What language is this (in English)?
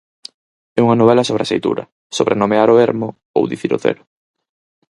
Galician